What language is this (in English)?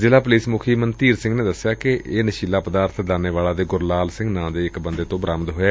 Punjabi